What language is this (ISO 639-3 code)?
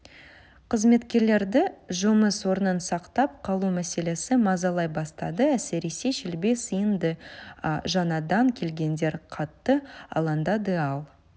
kaz